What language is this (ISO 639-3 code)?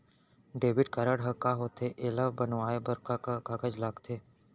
hne